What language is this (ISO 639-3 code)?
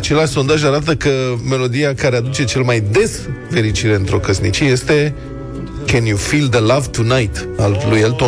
ron